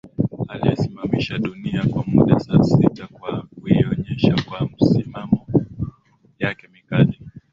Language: Swahili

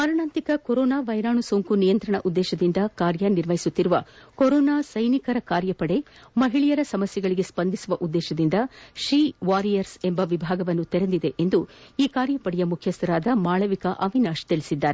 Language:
Kannada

